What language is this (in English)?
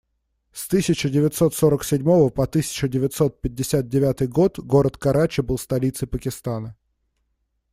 Russian